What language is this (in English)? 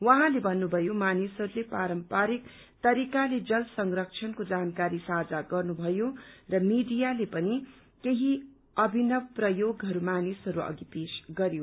Nepali